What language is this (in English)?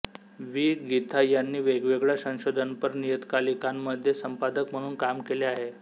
Marathi